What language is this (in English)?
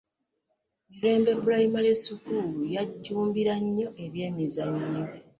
Ganda